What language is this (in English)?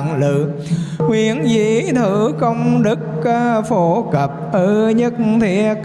Vietnamese